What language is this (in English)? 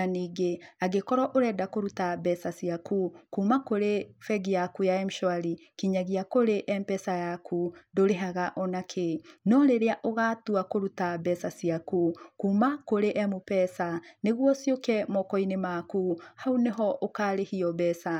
Kikuyu